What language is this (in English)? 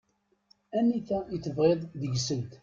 Kabyle